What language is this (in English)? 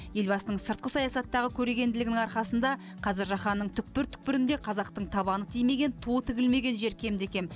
Kazakh